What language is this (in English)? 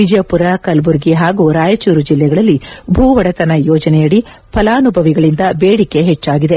Kannada